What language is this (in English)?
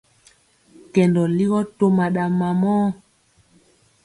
Mpiemo